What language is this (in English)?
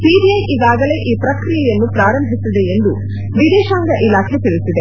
Kannada